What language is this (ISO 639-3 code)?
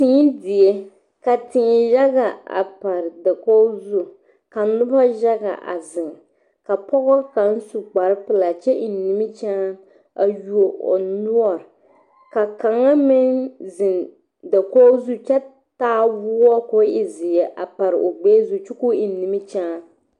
dga